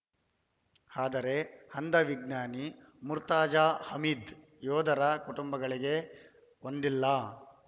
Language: Kannada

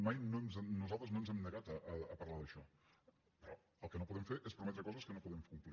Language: Catalan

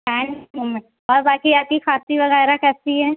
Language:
Urdu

